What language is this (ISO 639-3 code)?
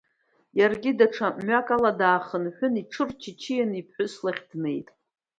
abk